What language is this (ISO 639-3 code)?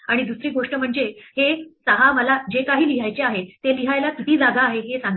mar